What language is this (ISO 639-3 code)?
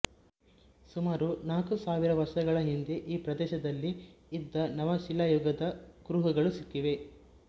kan